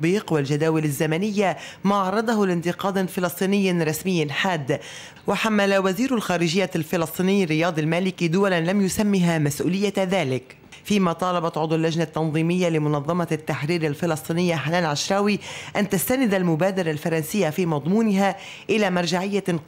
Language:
Arabic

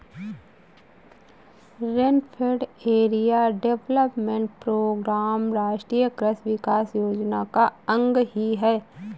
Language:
Hindi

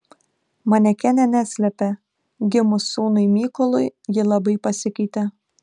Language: Lithuanian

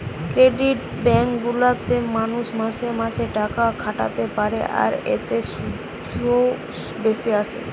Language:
Bangla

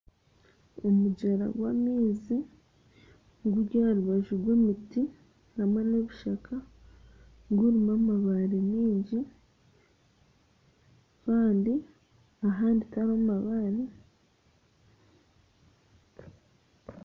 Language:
Nyankole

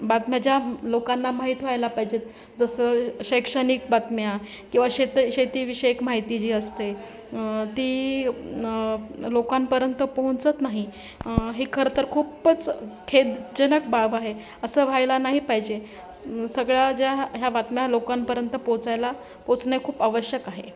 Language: Marathi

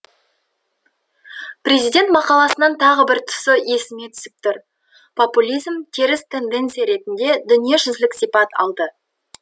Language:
Kazakh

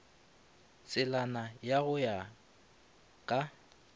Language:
Northern Sotho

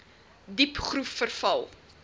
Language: Afrikaans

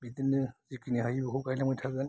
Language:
Bodo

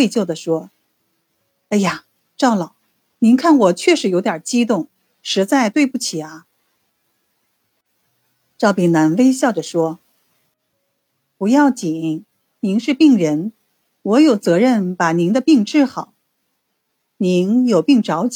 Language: Chinese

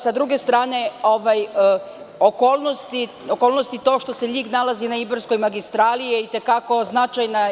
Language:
Serbian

